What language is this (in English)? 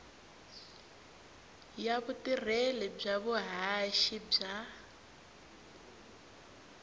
Tsonga